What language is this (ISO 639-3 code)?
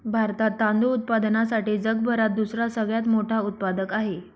mar